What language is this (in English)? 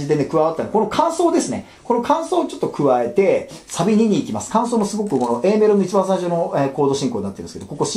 Japanese